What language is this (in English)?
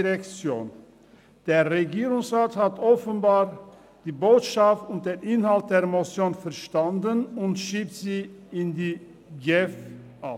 Swiss German